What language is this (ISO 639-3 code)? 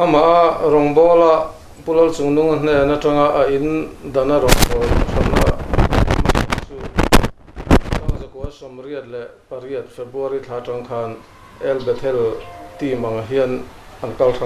kor